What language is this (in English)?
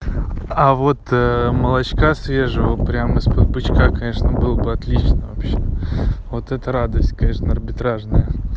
Russian